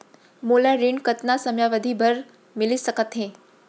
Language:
Chhattisgarhi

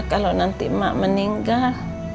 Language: Indonesian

